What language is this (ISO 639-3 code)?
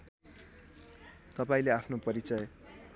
nep